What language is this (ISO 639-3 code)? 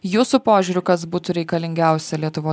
lit